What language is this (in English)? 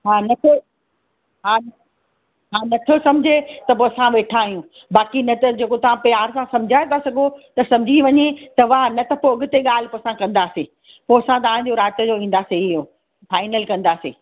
Sindhi